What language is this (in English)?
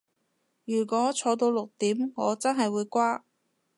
Cantonese